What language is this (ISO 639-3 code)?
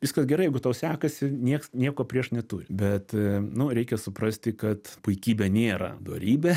lit